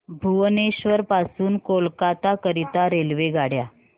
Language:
Marathi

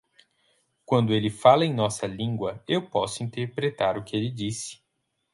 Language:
Portuguese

